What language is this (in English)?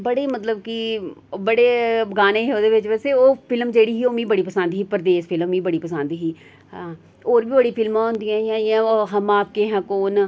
Dogri